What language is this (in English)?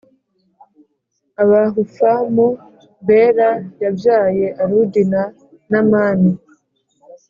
Kinyarwanda